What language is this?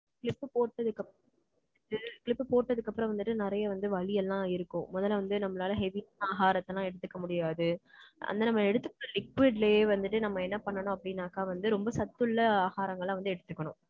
Tamil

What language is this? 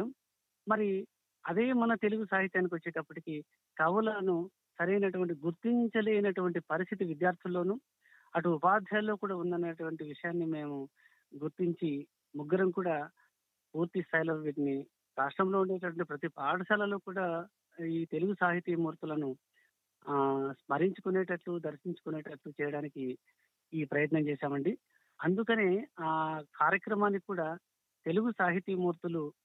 Telugu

